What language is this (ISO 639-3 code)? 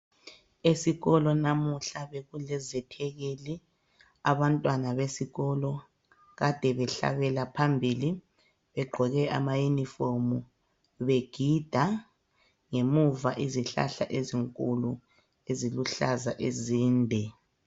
nde